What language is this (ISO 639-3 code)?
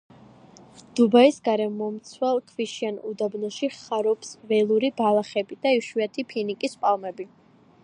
kat